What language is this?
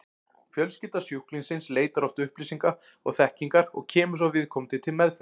Icelandic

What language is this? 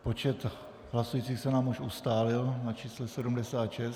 Czech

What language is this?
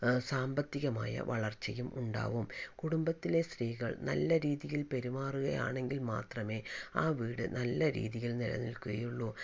Malayalam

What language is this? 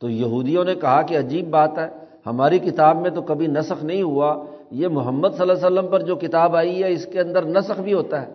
Urdu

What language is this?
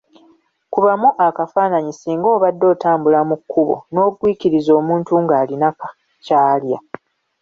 Ganda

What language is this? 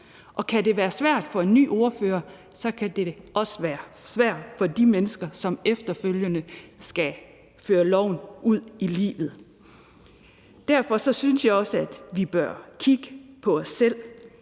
Danish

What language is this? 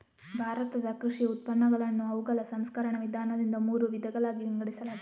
Kannada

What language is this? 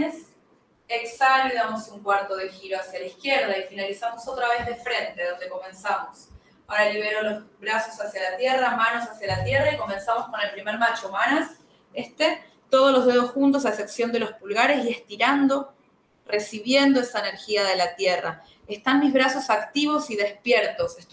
Spanish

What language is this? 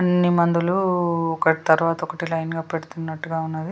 Telugu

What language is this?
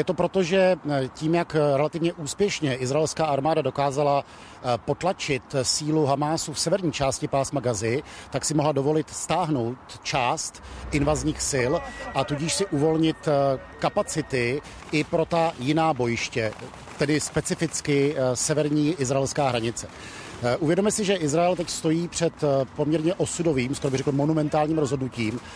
Czech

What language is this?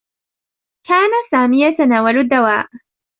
Arabic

